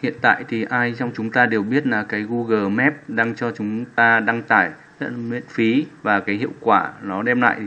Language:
Vietnamese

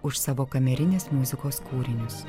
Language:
Lithuanian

